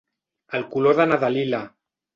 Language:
Catalan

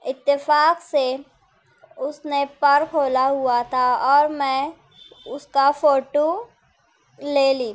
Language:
Urdu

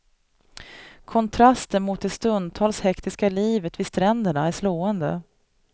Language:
Swedish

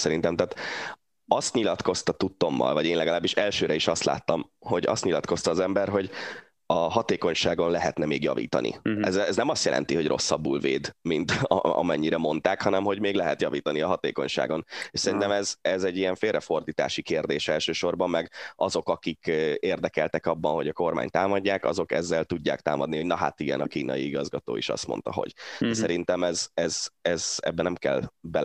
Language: Hungarian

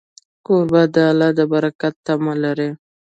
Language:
Pashto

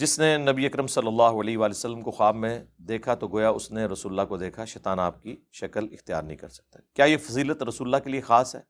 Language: Urdu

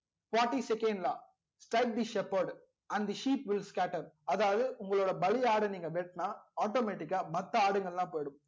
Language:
Tamil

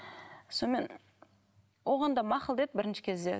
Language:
Kazakh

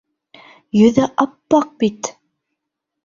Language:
Bashkir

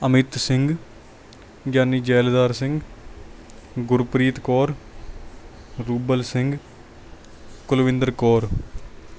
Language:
Punjabi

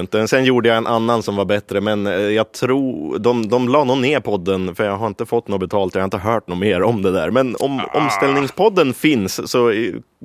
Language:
Swedish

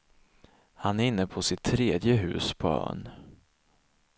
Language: Swedish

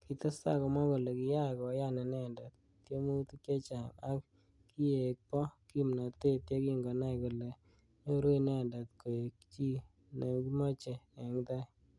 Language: Kalenjin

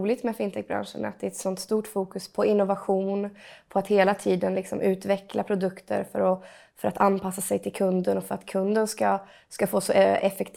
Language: Swedish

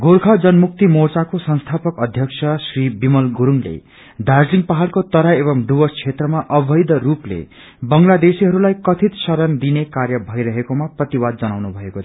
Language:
Nepali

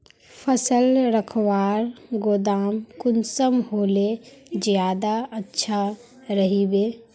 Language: Magahi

